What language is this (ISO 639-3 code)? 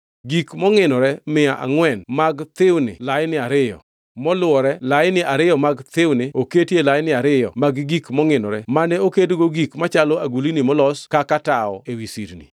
luo